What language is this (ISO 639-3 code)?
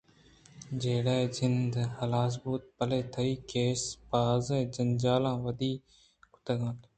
bgp